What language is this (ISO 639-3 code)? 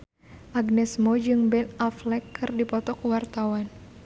sun